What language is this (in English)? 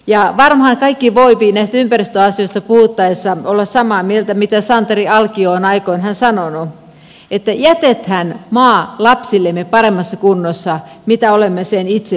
Finnish